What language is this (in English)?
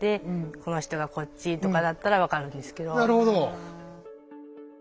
Japanese